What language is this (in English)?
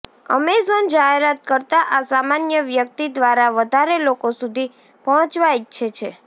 Gujarati